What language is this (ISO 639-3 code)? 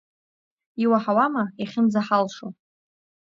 abk